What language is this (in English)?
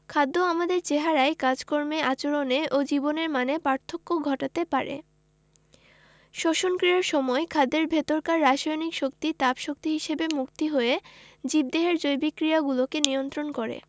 Bangla